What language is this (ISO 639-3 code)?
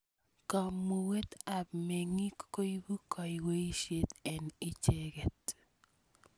kln